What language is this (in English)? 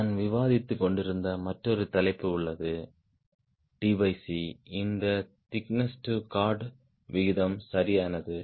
Tamil